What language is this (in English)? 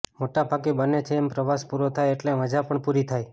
Gujarati